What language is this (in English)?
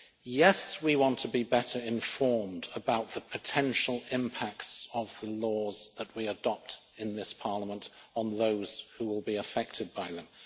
English